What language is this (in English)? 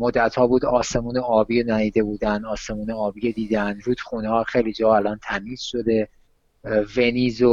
Persian